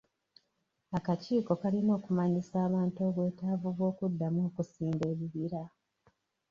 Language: Ganda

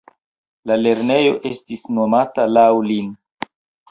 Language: Esperanto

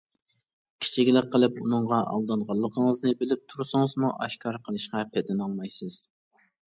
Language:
Uyghur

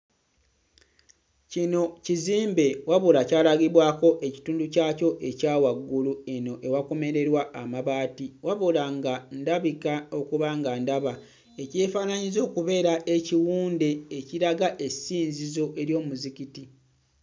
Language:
Ganda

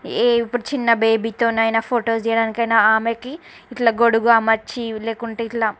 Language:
Telugu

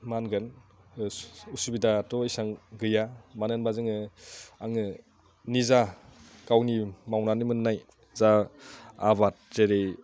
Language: Bodo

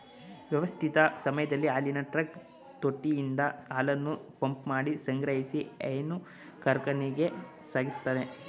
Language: Kannada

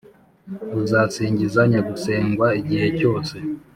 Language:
Kinyarwanda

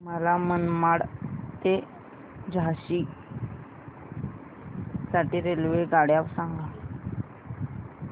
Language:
Marathi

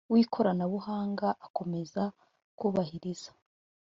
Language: Kinyarwanda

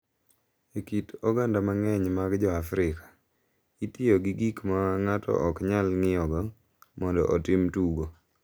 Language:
Luo (Kenya and Tanzania)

